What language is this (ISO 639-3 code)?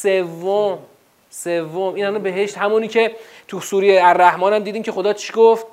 fas